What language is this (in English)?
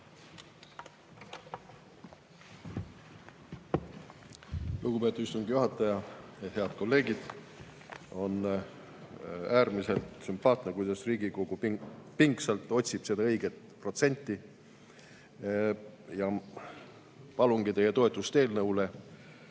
Estonian